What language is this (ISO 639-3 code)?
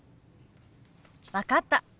jpn